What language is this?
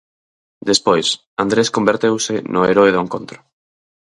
Galician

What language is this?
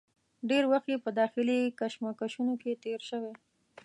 Pashto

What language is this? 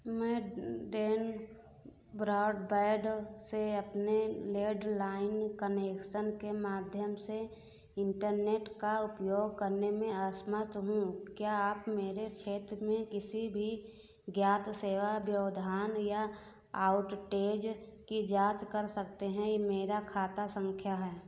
Hindi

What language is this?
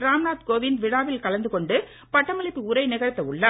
Tamil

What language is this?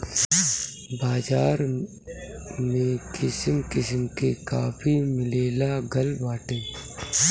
Bhojpuri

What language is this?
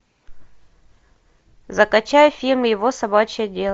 Russian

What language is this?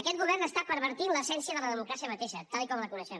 Catalan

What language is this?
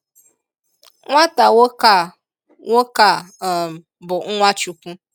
Igbo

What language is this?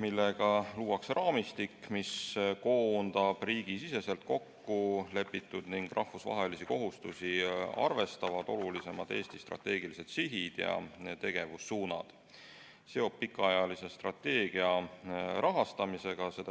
Estonian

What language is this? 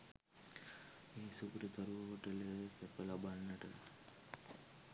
Sinhala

